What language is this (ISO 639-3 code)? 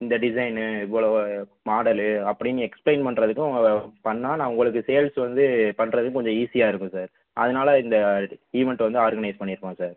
tam